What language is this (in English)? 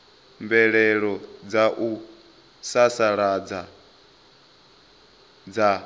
Venda